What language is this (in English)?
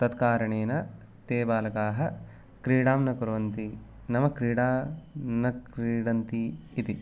Sanskrit